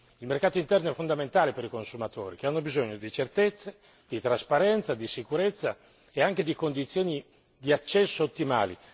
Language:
Italian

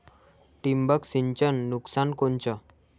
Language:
Marathi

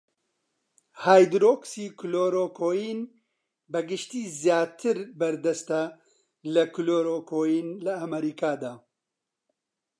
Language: Central Kurdish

